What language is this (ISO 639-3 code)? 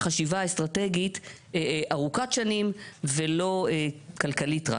heb